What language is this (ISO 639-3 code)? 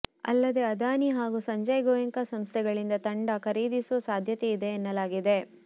kan